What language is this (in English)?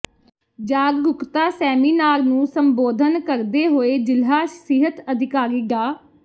Punjabi